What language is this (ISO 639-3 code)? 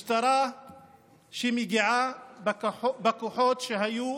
heb